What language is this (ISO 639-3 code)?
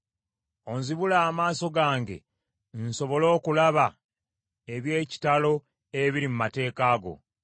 lug